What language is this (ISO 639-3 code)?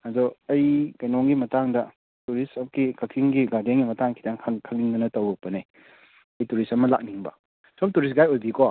mni